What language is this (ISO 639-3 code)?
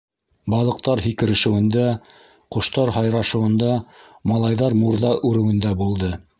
bak